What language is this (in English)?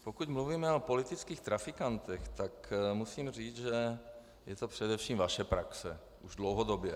Czech